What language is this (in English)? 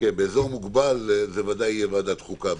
Hebrew